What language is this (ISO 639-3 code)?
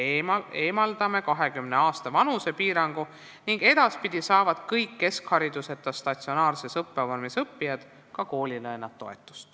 est